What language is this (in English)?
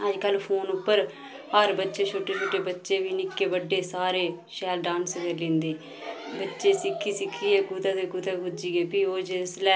Dogri